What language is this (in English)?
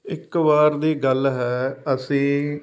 Punjabi